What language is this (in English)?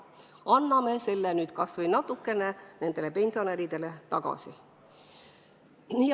Estonian